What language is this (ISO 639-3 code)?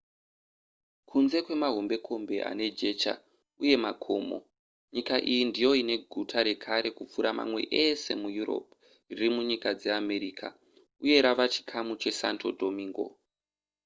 sna